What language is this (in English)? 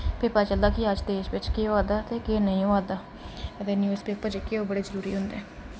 Dogri